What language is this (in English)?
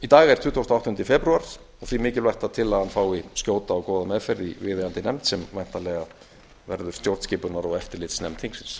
Icelandic